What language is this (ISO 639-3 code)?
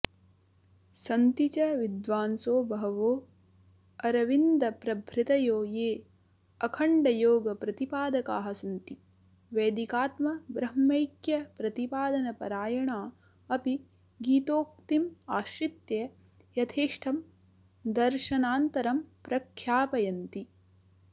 san